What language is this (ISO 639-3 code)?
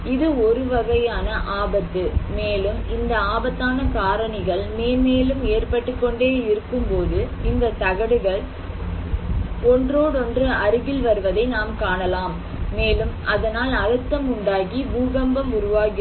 tam